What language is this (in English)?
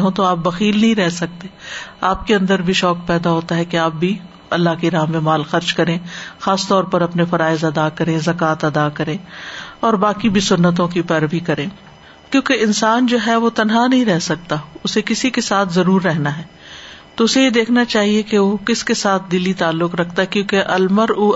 Urdu